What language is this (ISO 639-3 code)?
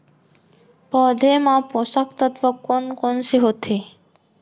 hne